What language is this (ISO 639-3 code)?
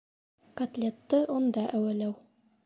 bak